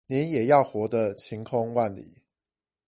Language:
Chinese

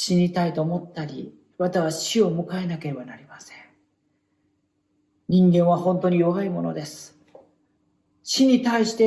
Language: Japanese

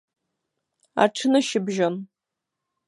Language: Abkhazian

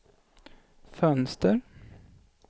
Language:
Swedish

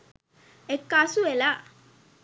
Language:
Sinhala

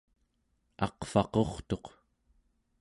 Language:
Central Yupik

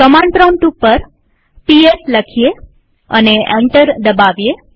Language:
Gujarati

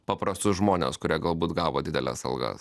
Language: Lithuanian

